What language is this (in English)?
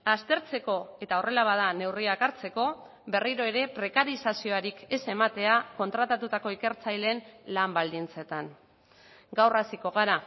Basque